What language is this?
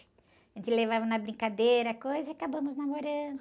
Portuguese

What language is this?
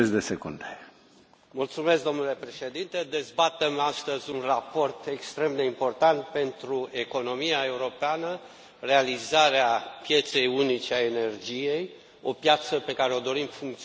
Romanian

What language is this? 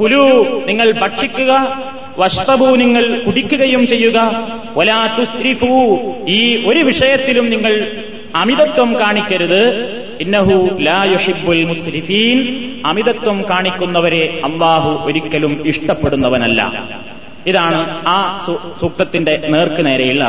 Malayalam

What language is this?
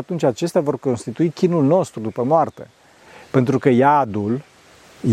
Romanian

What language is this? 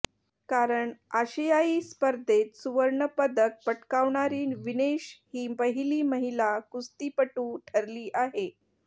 Marathi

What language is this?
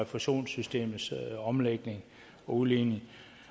Danish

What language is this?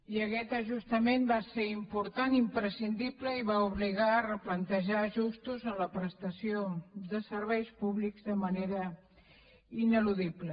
Catalan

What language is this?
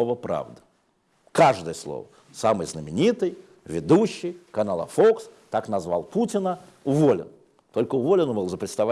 Russian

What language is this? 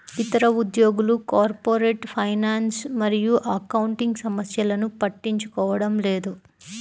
Telugu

